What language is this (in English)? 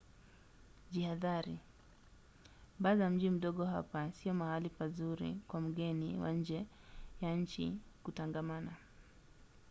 Swahili